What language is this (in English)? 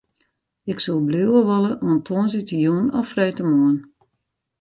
Western Frisian